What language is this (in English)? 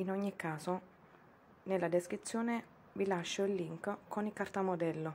Italian